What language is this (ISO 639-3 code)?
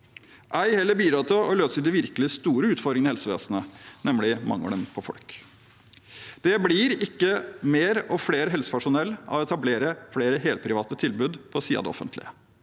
nor